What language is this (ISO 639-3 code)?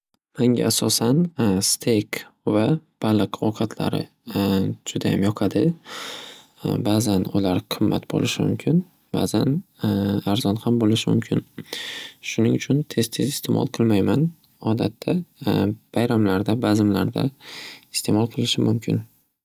uzb